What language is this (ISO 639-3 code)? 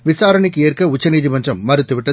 tam